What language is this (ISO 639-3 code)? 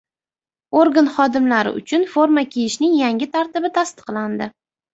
uzb